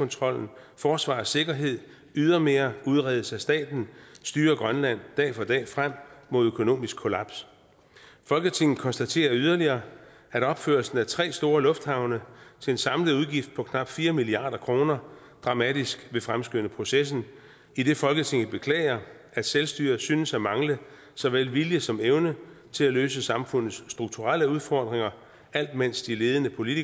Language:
Danish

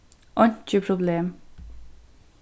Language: Faroese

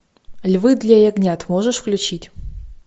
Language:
Russian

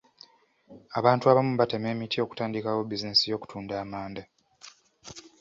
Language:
Ganda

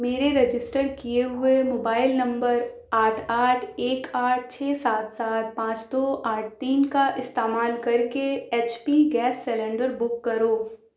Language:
Urdu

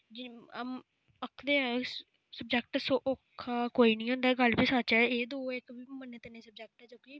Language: Dogri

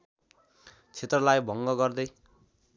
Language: Nepali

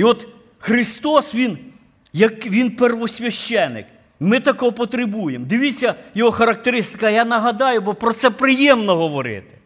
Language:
Ukrainian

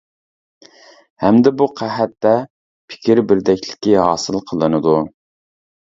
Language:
Uyghur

